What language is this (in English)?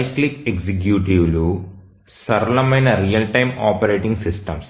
Telugu